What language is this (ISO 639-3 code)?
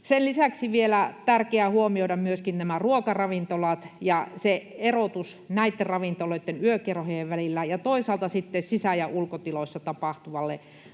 fin